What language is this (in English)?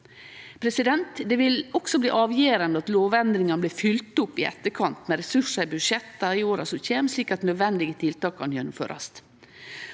Norwegian